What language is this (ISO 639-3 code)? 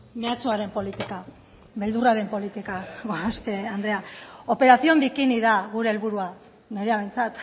eus